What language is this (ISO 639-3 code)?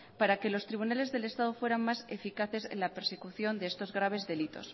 spa